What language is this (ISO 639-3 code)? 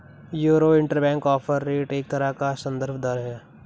hin